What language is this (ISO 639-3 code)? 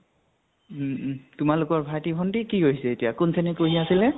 asm